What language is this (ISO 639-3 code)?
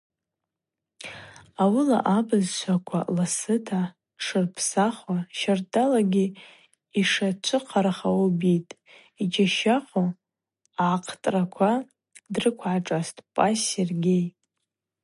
abq